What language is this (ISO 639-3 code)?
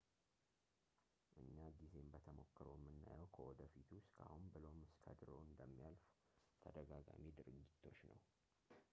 amh